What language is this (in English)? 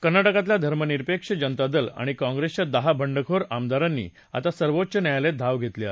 Marathi